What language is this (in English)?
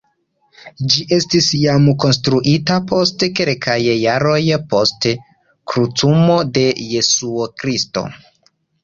Esperanto